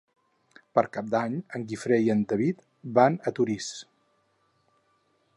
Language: Catalan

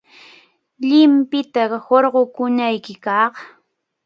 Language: Arequipa-La Unión Quechua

